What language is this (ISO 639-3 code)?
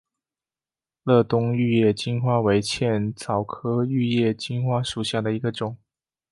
zho